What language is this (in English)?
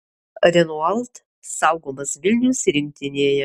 Lithuanian